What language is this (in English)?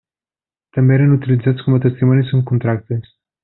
Catalan